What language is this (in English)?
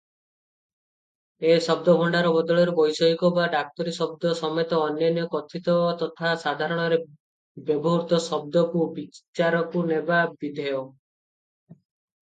Odia